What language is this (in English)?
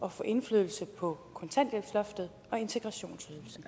Danish